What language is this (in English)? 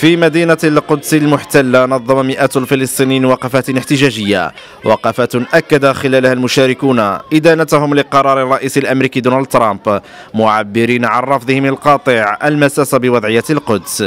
Arabic